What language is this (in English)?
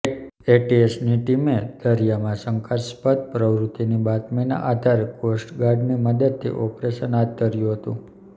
Gujarati